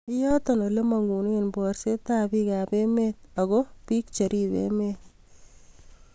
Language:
Kalenjin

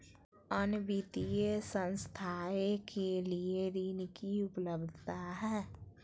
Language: Magahi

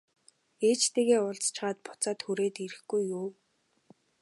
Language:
Mongolian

